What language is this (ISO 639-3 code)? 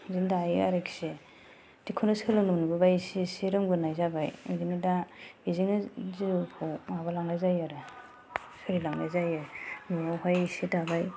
brx